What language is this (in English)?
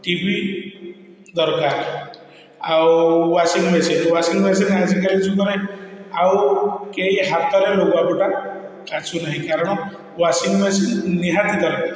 Odia